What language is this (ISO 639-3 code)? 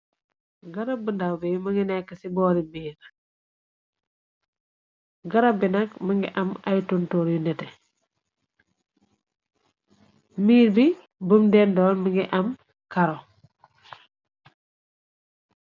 wol